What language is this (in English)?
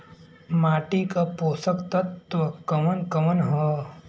Bhojpuri